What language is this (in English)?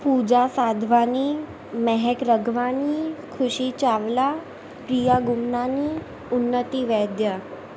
Sindhi